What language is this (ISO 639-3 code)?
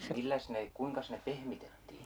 fin